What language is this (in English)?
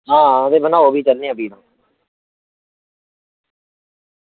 Dogri